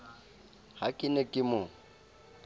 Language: Southern Sotho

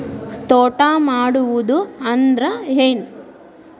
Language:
Kannada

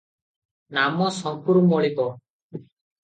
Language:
Odia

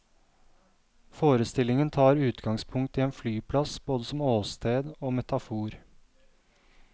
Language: Norwegian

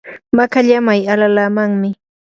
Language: Yanahuanca Pasco Quechua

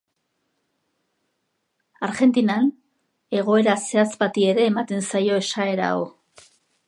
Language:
Basque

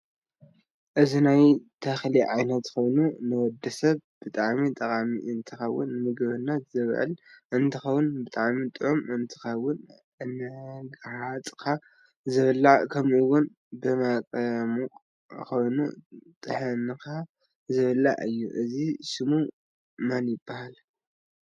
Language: Tigrinya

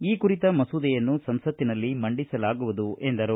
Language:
Kannada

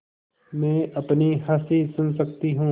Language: Hindi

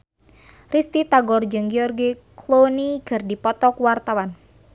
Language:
Sundanese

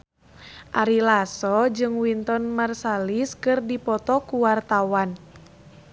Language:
Sundanese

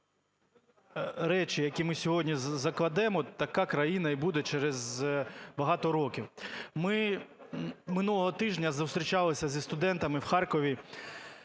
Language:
Ukrainian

